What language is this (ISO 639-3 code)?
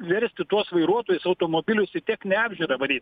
lit